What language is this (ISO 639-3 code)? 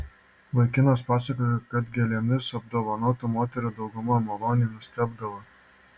lit